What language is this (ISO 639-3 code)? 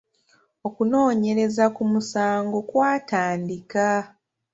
lug